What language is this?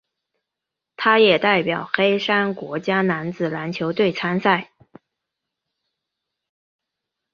Chinese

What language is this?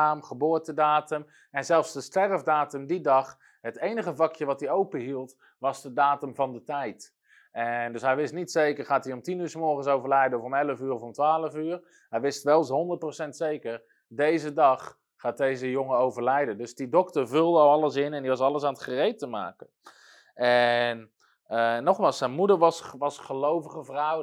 Dutch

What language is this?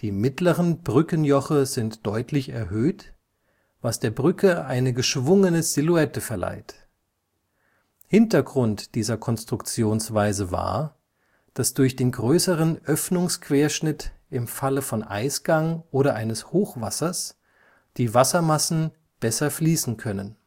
German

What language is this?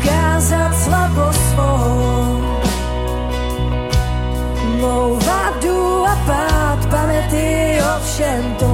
Czech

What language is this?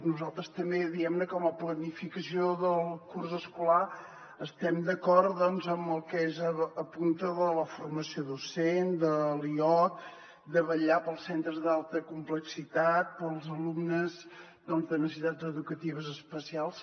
Catalan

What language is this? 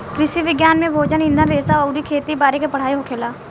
Bhojpuri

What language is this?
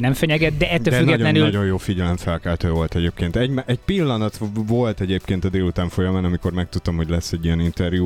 Hungarian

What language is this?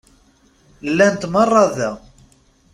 Kabyle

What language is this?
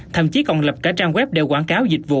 Vietnamese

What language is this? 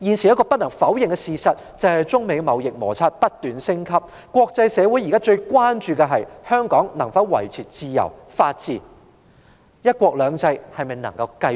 Cantonese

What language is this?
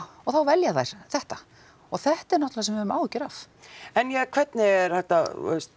Icelandic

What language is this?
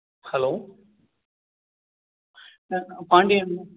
Tamil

